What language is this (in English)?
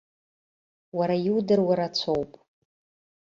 Abkhazian